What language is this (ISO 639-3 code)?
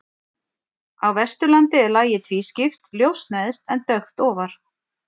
isl